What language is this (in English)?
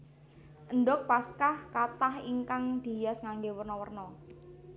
Javanese